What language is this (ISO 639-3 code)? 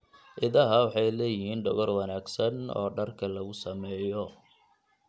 som